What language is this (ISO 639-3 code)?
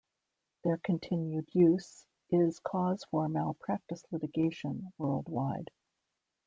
eng